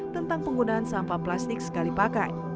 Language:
Indonesian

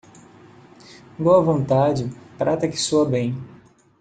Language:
Portuguese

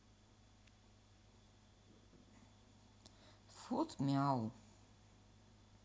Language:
Russian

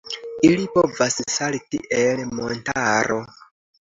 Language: Esperanto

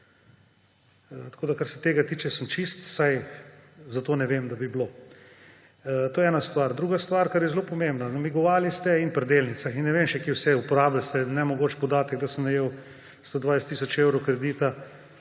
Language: Slovenian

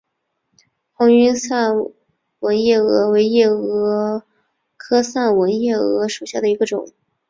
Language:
Chinese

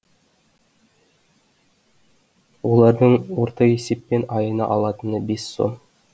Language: Kazakh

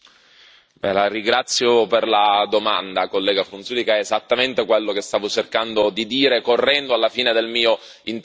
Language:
Italian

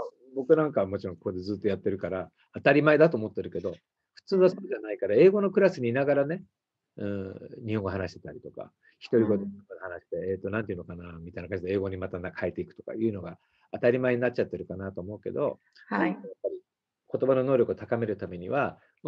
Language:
Japanese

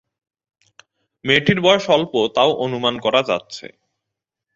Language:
Bangla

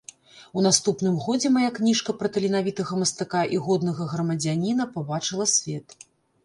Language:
Belarusian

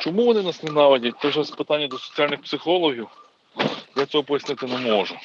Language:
Ukrainian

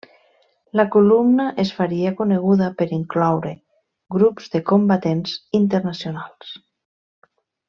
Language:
Catalan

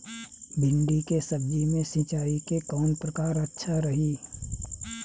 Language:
Bhojpuri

